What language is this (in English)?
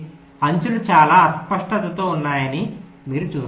Telugu